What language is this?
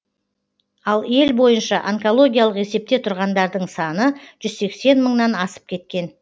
Kazakh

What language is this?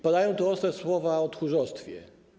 Polish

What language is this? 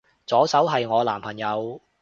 Cantonese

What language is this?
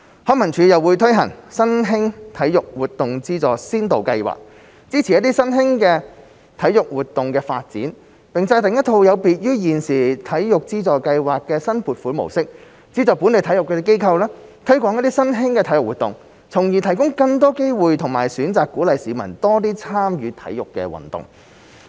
Cantonese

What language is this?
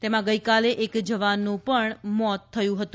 Gujarati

